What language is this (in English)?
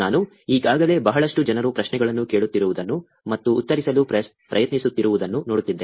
Kannada